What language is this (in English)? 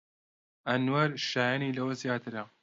Central Kurdish